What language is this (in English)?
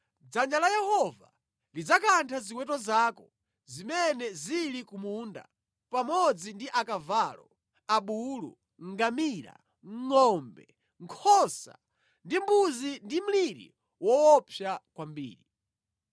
Nyanja